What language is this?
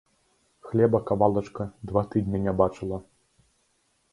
Belarusian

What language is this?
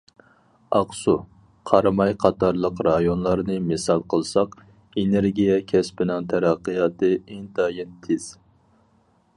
Uyghur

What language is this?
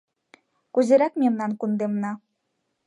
Mari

